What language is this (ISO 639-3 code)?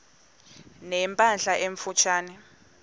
xho